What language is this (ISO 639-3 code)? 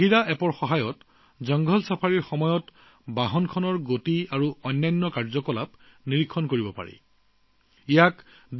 asm